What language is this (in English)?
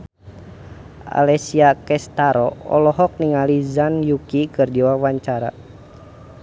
Sundanese